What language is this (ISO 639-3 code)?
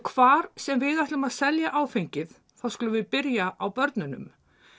isl